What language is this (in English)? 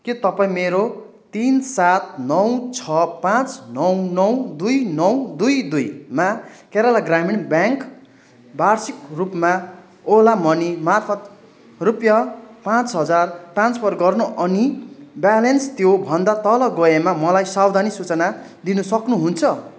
Nepali